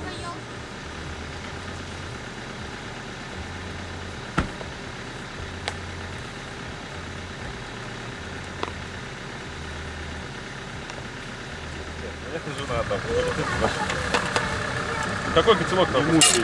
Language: Russian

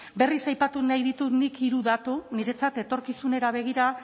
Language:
Basque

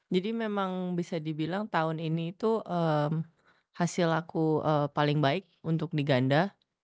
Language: Indonesian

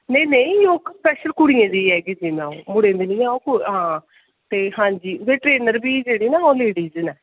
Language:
Dogri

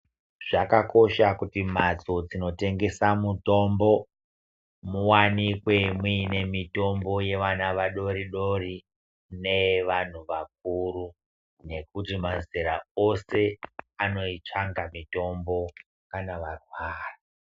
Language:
Ndau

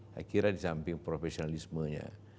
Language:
Indonesian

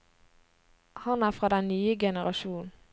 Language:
Norwegian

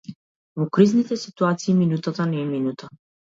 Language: Macedonian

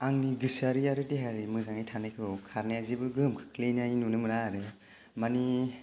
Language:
Bodo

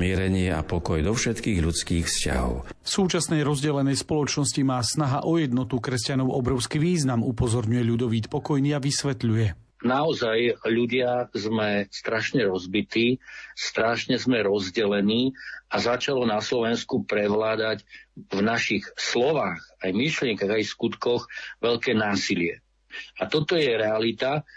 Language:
Slovak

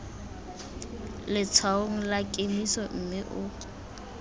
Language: Tswana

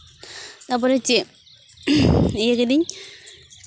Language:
Santali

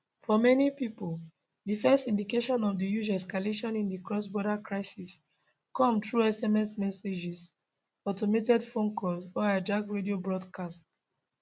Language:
Nigerian Pidgin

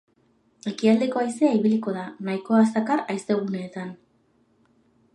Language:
Basque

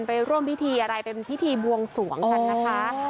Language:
Thai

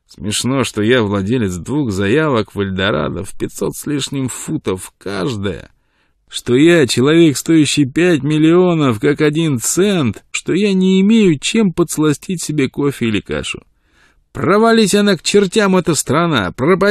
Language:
Russian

